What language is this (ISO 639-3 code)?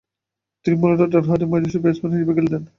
ben